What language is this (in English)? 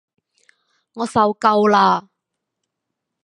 Cantonese